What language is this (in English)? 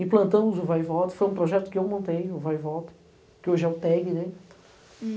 Portuguese